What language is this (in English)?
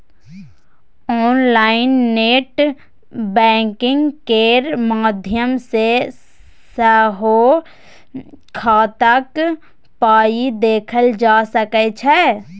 Maithili